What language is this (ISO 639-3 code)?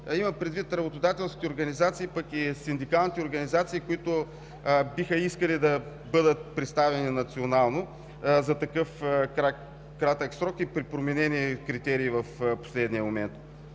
bul